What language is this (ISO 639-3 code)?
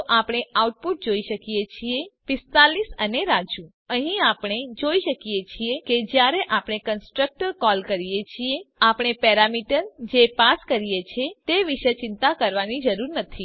guj